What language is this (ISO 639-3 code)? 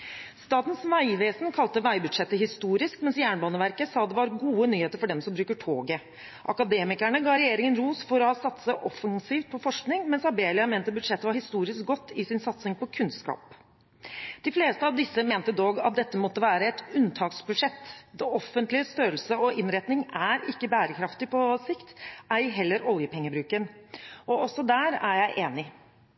nob